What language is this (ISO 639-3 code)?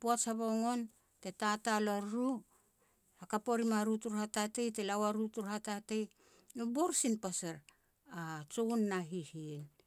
pex